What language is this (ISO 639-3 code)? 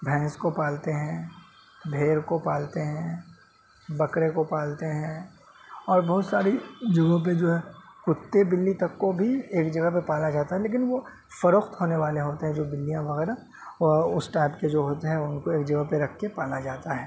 urd